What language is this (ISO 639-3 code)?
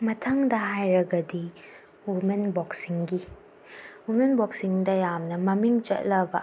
mni